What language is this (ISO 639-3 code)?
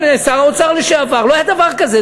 heb